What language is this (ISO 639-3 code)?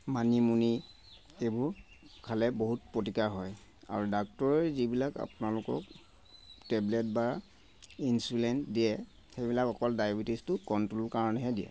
asm